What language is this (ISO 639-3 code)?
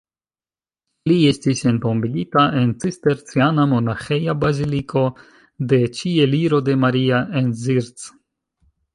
epo